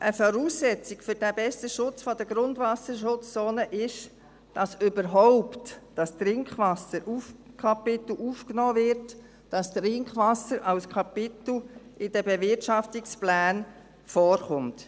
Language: Swiss German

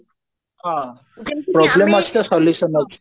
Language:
Odia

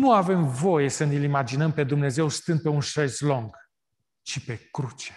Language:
Romanian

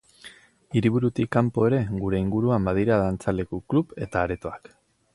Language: Basque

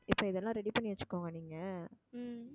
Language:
Tamil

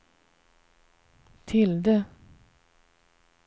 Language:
Swedish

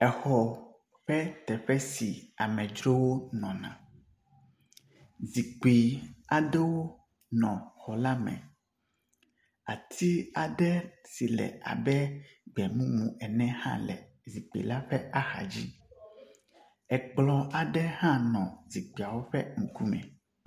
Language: Ewe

